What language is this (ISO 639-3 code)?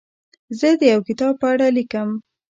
pus